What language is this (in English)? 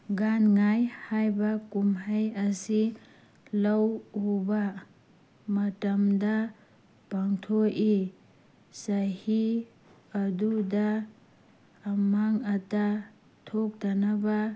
Manipuri